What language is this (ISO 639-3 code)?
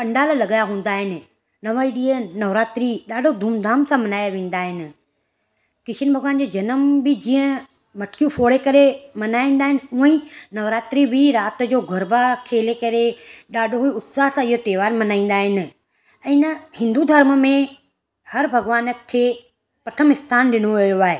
snd